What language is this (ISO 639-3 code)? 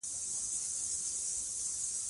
pus